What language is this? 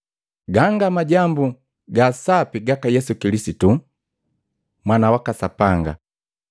Matengo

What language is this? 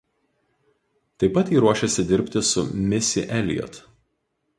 Lithuanian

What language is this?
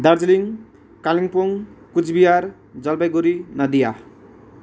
Nepali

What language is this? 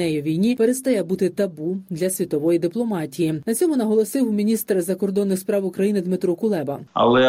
Ukrainian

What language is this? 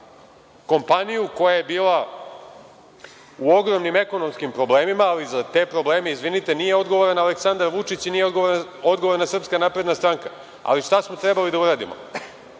Serbian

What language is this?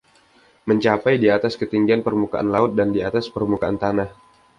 Indonesian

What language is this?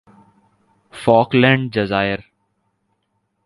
Urdu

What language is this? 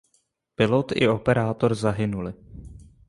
Czech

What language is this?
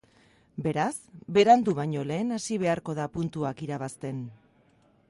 Basque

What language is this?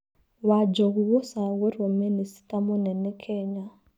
Kikuyu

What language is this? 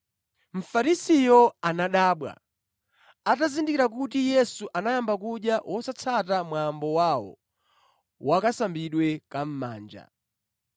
Nyanja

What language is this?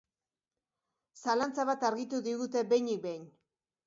Basque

